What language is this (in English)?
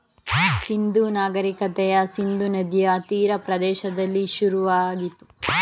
Kannada